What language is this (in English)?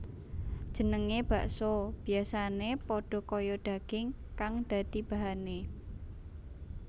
Javanese